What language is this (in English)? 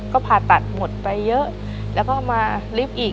Thai